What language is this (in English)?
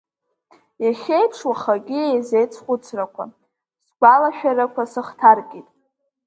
Abkhazian